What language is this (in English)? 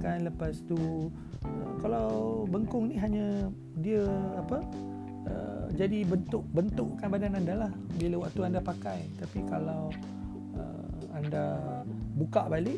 Malay